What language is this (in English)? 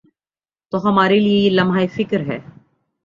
Urdu